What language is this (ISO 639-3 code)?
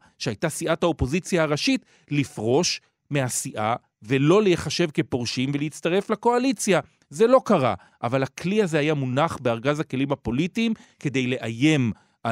heb